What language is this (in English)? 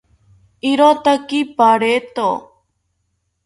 South Ucayali Ashéninka